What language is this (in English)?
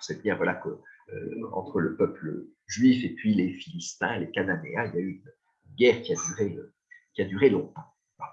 French